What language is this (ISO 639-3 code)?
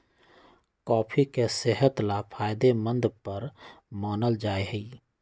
mag